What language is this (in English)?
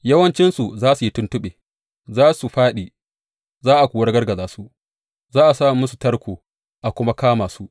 Hausa